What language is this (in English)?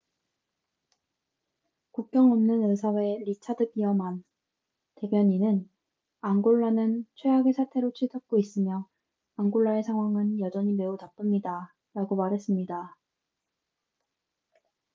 Korean